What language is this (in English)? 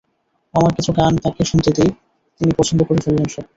Bangla